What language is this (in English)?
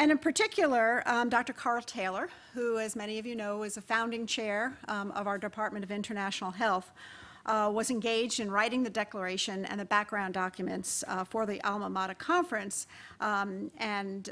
English